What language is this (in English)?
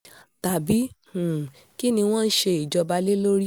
Yoruba